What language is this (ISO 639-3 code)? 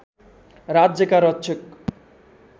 nep